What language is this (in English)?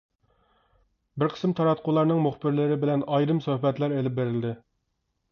Uyghur